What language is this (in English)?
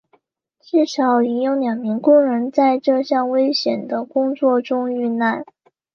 Chinese